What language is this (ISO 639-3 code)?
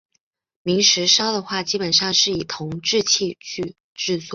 zho